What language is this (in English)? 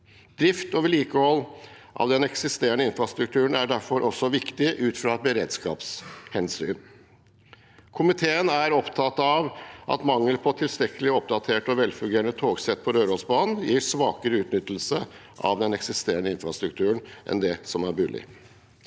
Norwegian